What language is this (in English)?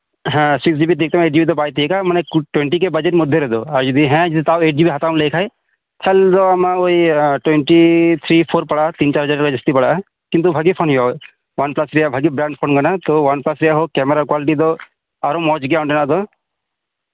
Santali